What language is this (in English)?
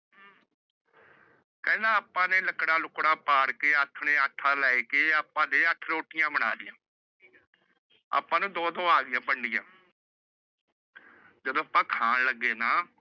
Punjabi